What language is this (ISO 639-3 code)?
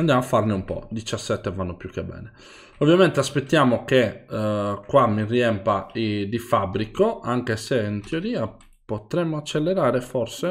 ita